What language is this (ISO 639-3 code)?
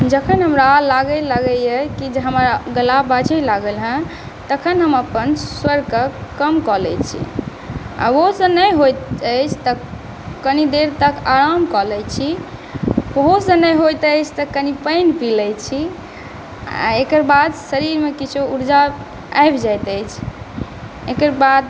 mai